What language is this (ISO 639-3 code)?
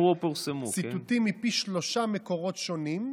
heb